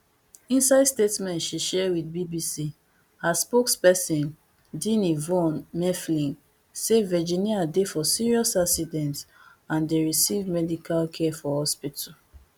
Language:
Nigerian Pidgin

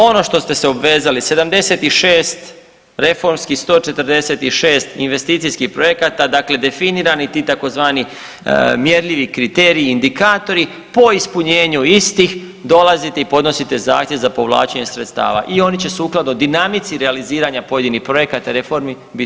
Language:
Croatian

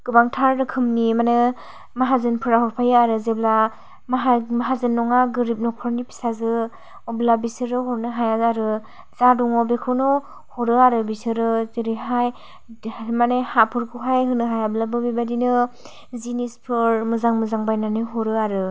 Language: Bodo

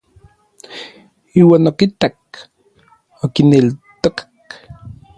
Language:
Orizaba Nahuatl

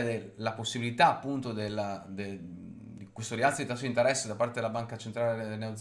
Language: Italian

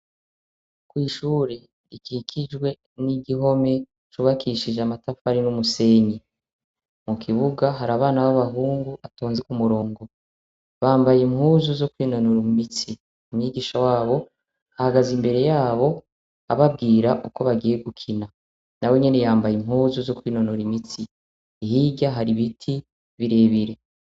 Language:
Rundi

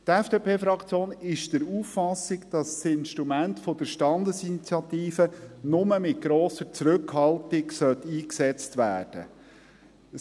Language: Swiss German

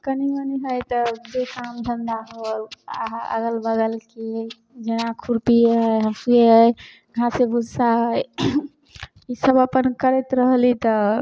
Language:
Maithili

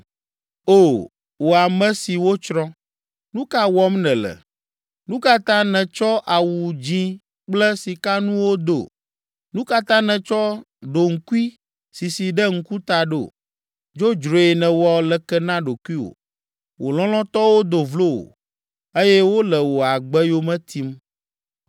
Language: Ewe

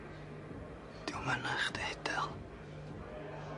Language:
Welsh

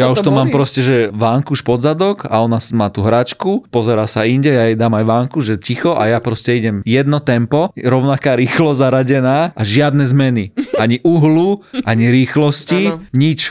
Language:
Slovak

